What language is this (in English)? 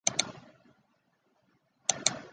Chinese